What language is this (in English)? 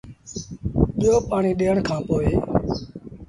Sindhi Bhil